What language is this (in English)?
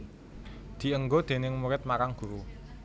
Javanese